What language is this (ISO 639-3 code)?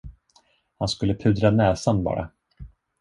swe